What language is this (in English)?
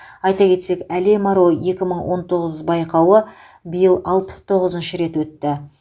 Kazakh